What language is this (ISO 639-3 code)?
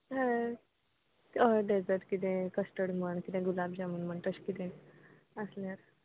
kok